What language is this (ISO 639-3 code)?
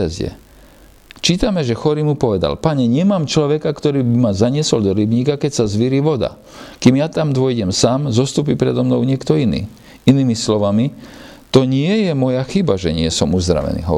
slk